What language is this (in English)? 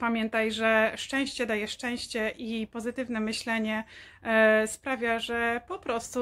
Polish